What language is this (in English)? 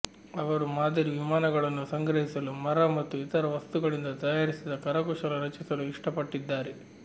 Kannada